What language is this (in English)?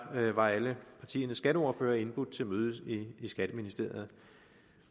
Danish